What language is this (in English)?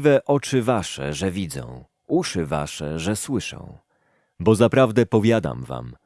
Polish